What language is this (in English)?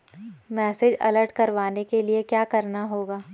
Hindi